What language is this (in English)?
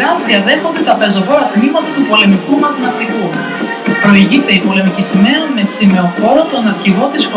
Greek